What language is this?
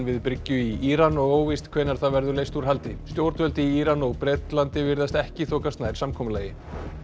Icelandic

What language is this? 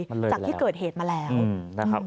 Thai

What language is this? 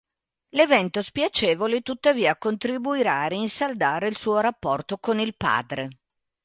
Italian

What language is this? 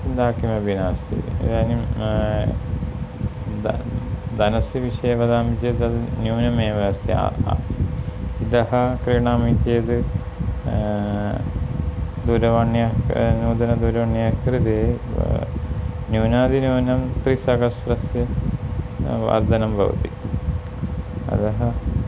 Sanskrit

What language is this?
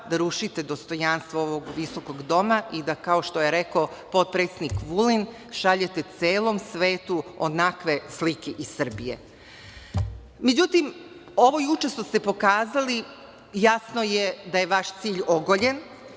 Serbian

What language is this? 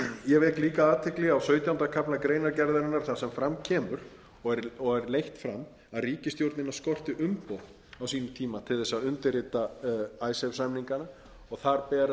Icelandic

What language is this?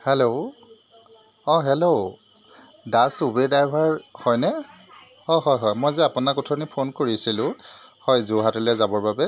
Assamese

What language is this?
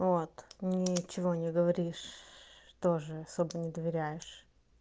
Russian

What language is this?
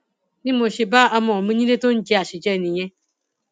Yoruba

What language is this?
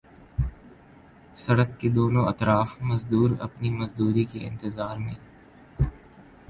Urdu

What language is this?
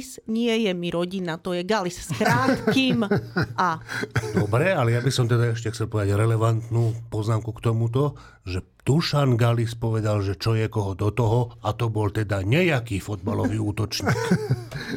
Slovak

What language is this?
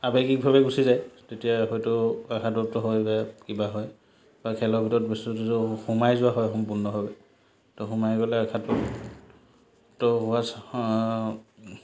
Assamese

